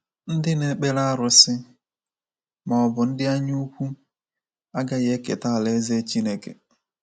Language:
Igbo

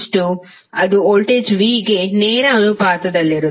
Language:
Kannada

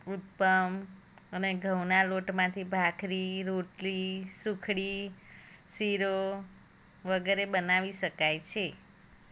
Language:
Gujarati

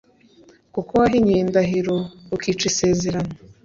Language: Kinyarwanda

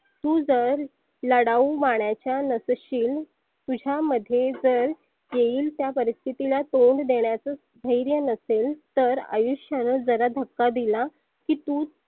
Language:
Marathi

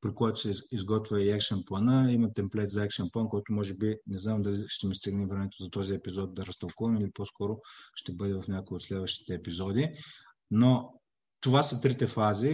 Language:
Bulgarian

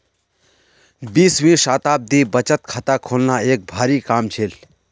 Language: Magahi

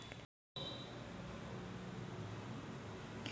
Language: Marathi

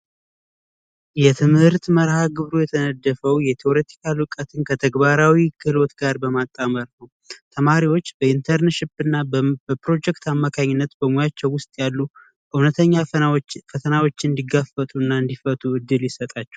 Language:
Amharic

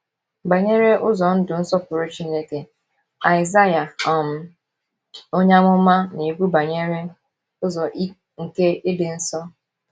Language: Igbo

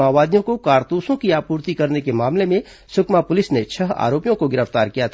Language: Hindi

